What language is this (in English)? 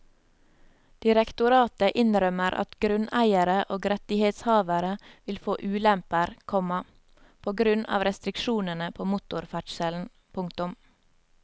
Norwegian